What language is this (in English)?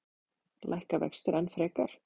Icelandic